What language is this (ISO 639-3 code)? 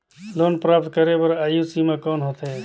hne